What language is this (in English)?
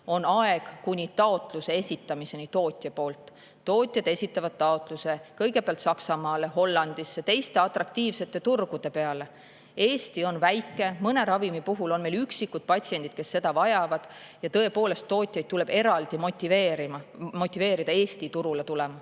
Estonian